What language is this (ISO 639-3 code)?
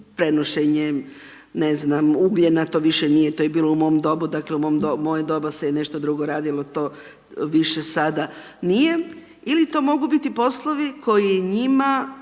hrv